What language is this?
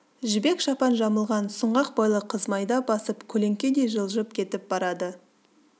Kazakh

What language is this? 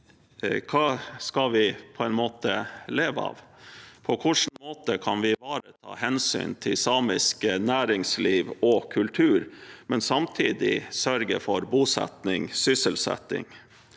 Norwegian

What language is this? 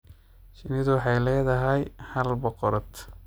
Somali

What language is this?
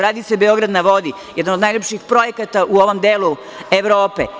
Serbian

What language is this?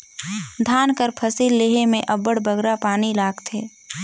Chhattisgarhi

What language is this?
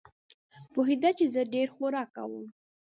Pashto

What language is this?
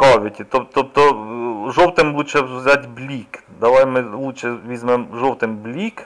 Ukrainian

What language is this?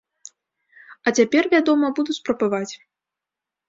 Belarusian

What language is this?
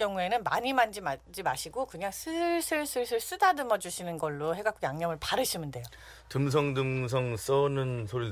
Korean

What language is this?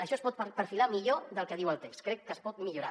Catalan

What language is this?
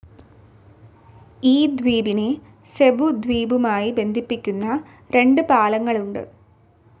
Malayalam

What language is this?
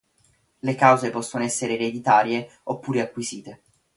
Italian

